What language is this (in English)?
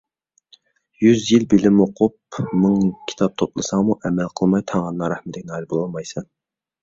Uyghur